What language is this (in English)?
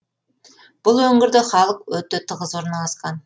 Kazakh